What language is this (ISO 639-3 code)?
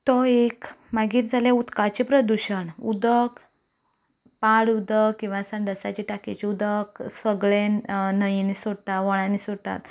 kok